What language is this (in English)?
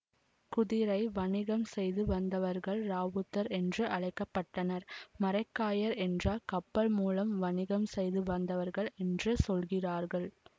Tamil